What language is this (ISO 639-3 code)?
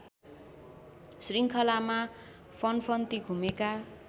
nep